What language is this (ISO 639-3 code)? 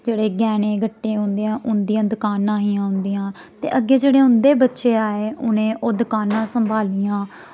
doi